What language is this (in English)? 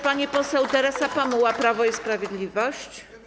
Polish